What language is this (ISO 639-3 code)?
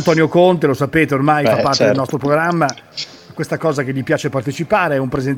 ita